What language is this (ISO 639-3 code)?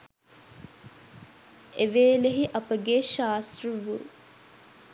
sin